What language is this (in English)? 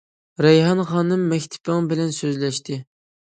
Uyghur